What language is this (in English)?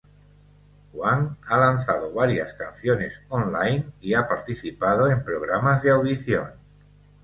Spanish